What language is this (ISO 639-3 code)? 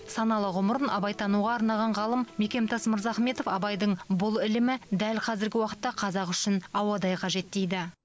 kaz